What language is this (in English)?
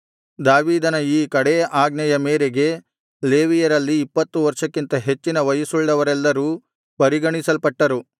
Kannada